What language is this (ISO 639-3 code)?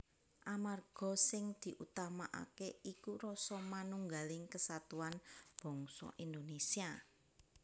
jav